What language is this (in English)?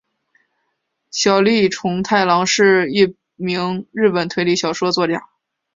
Chinese